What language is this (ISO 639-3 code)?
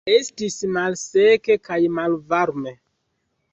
epo